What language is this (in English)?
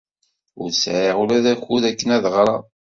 Kabyle